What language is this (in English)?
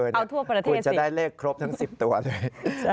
Thai